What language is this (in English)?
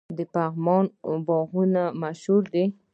Pashto